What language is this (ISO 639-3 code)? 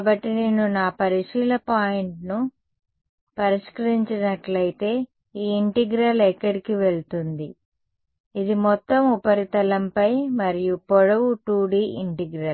tel